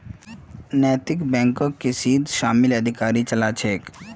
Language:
Magahi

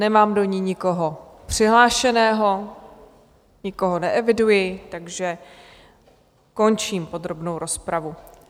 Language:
Czech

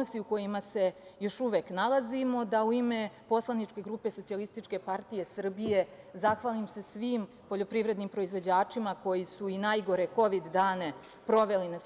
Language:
Serbian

